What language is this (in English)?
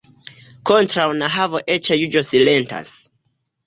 Esperanto